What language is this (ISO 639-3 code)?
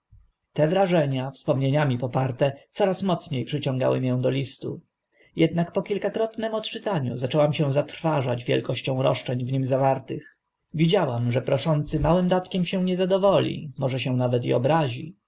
pol